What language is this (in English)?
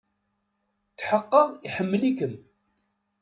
Kabyle